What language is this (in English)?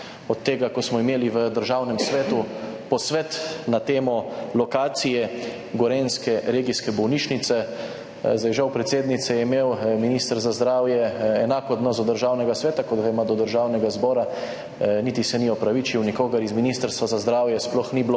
Slovenian